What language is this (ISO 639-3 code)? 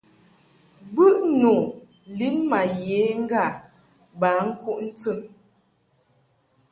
mhk